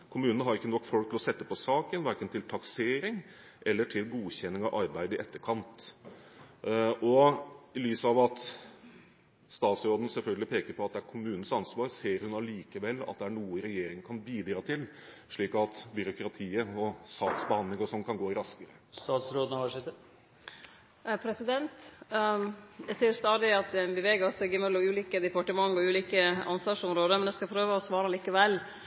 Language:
Norwegian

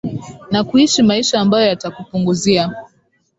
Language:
Swahili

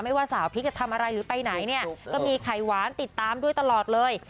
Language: Thai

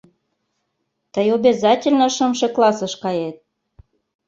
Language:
Mari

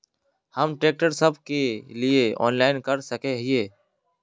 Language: Magahi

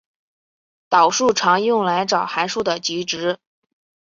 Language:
Chinese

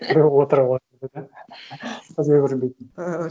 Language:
Kazakh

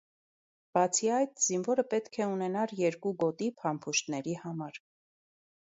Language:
Armenian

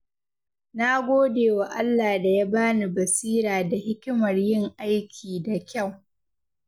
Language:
Hausa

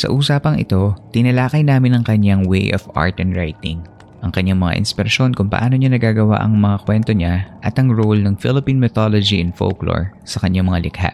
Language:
Filipino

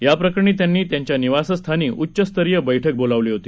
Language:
Marathi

